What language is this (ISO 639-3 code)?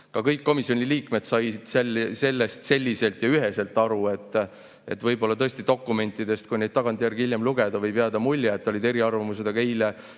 est